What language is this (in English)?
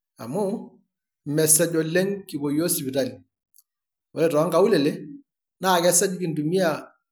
Masai